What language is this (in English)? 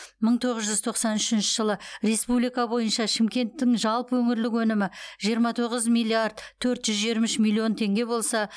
Kazakh